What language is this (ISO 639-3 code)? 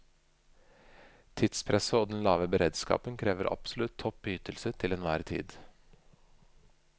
nor